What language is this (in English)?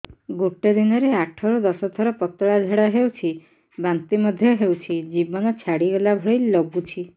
Odia